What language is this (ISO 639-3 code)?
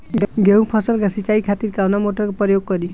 bho